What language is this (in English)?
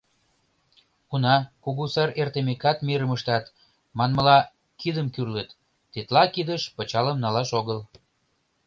Mari